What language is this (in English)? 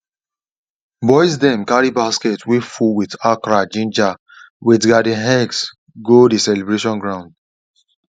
Nigerian Pidgin